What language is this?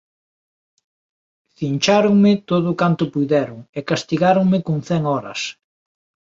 Galician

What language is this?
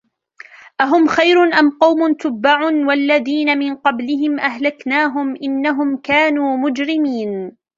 Arabic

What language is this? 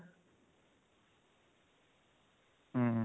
Odia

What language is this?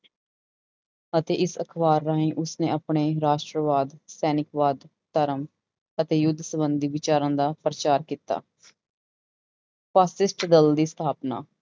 Punjabi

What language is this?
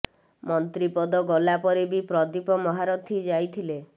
Odia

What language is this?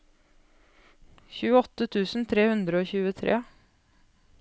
Norwegian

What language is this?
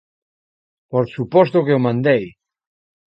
Galician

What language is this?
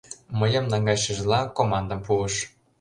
Mari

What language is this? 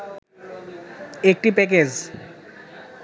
Bangla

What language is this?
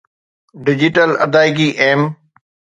Sindhi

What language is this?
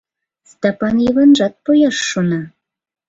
Mari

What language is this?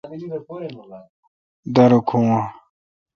Kalkoti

